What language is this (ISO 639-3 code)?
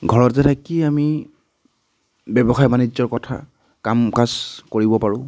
asm